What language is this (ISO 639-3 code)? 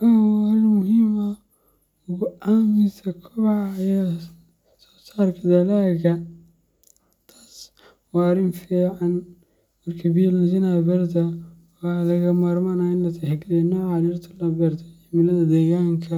som